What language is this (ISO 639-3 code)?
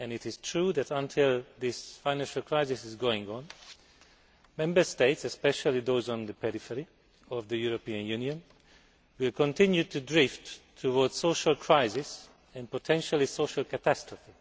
eng